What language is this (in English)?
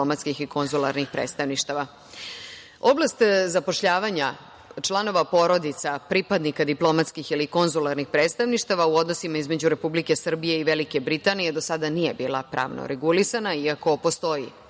Serbian